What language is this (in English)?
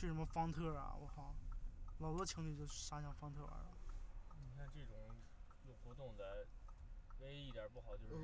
Chinese